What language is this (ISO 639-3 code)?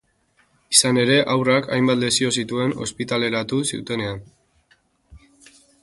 eus